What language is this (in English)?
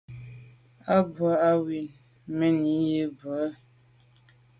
Medumba